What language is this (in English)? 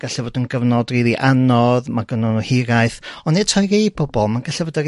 Welsh